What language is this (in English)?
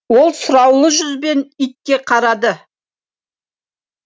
Kazakh